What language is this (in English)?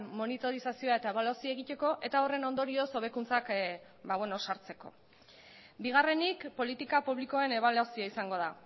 Basque